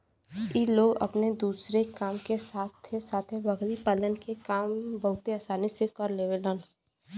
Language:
Bhojpuri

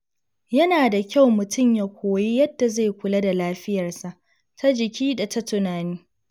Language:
Hausa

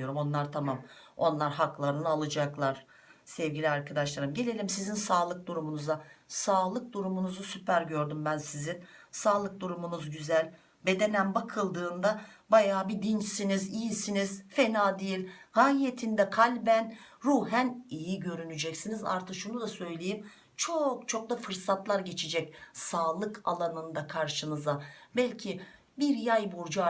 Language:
Turkish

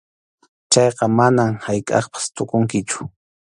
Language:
Arequipa-La Unión Quechua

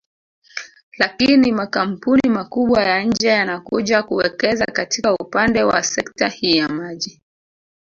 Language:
Swahili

